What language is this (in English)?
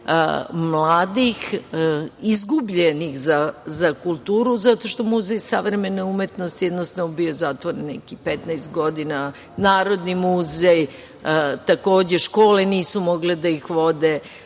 Serbian